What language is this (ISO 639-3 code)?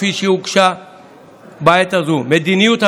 heb